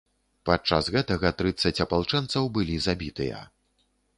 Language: Belarusian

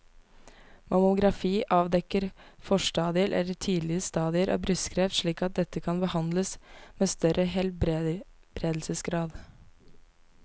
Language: Norwegian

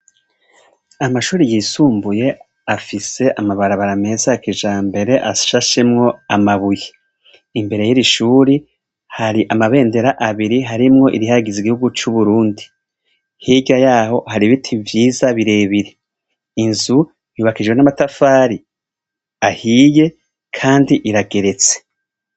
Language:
Rundi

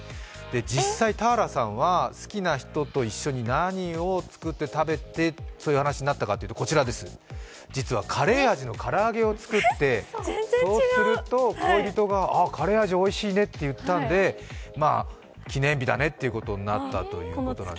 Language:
Japanese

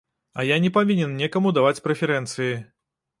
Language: Belarusian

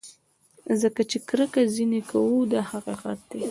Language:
Pashto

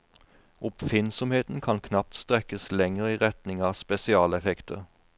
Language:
Norwegian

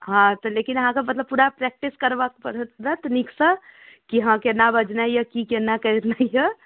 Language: Maithili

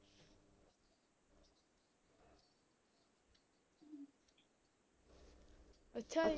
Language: Punjabi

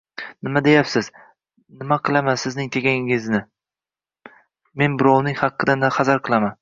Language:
Uzbek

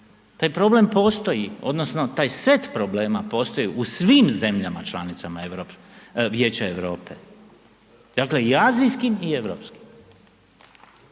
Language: Croatian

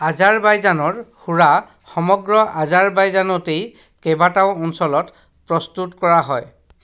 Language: Assamese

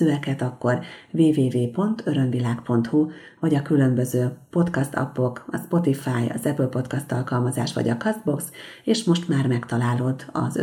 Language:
Hungarian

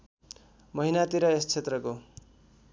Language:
Nepali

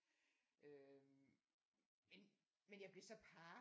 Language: Danish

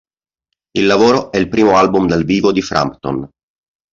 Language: Italian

